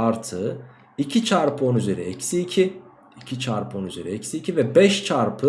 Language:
Turkish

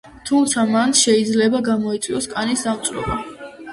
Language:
Georgian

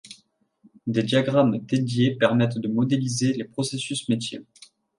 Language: French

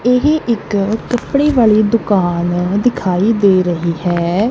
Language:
Punjabi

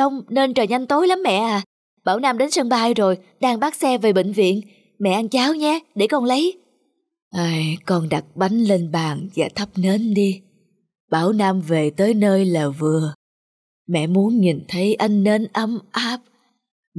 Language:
Vietnamese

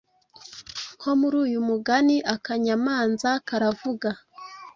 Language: Kinyarwanda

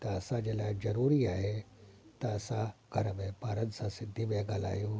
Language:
Sindhi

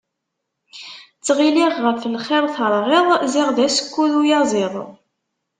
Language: Kabyle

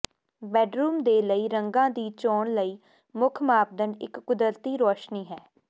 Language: Punjabi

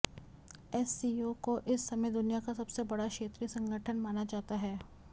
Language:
Hindi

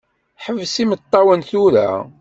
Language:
Kabyle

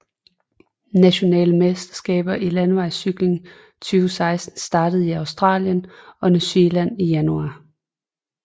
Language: Danish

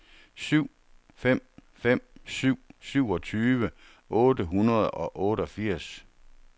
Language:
Danish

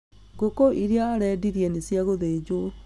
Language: Kikuyu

